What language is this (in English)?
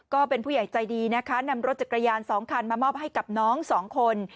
Thai